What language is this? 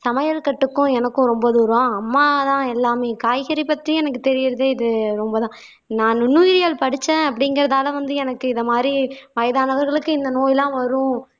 Tamil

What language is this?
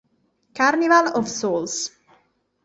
Italian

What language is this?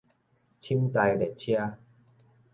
Min Nan Chinese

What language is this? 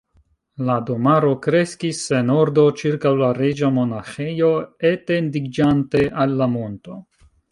Esperanto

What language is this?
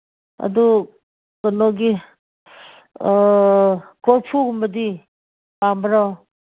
Manipuri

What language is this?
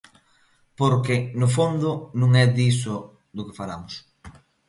Galician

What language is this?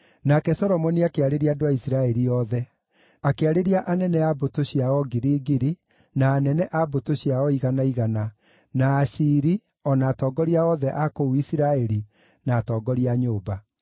Kikuyu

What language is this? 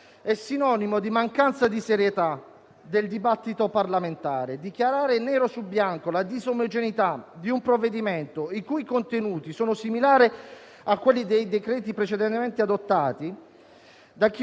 Italian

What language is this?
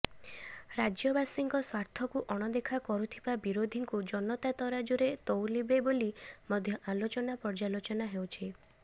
Odia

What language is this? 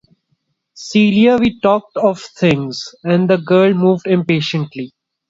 English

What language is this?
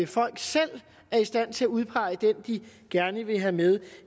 Danish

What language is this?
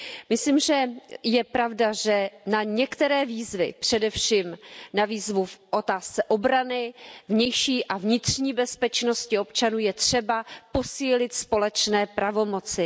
Czech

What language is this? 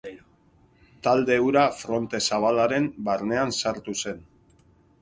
Basque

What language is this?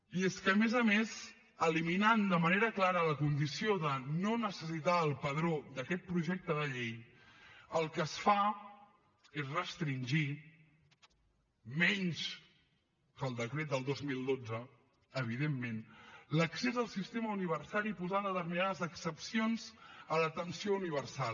Catalan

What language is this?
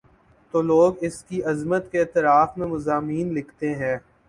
Urdu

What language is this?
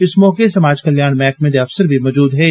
Dogri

